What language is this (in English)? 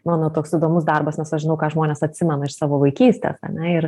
Lithuanian